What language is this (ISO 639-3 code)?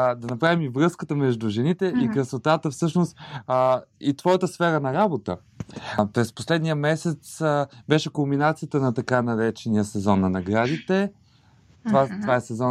bul